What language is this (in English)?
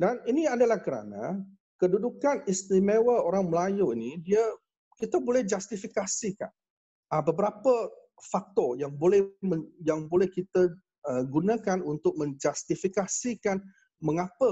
Malay